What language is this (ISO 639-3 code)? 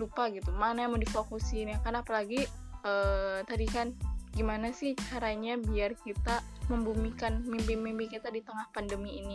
ind